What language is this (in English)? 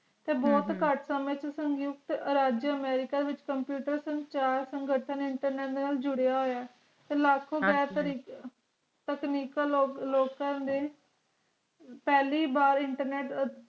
Punjabi